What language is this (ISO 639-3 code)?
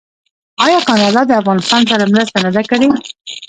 pus